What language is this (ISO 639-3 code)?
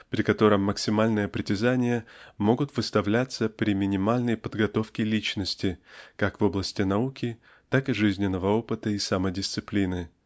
rus